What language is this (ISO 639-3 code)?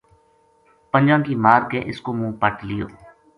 gju